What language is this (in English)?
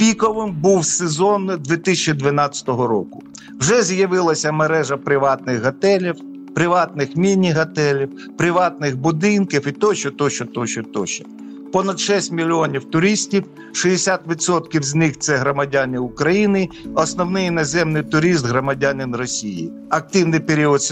Ukrainian